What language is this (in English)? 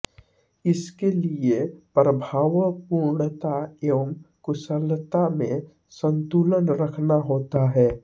Hindi